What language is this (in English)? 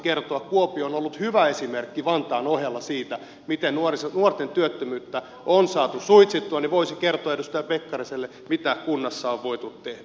Finnish